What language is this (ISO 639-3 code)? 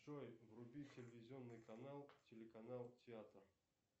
rus